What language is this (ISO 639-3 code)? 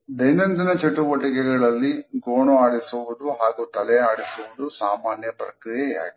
kan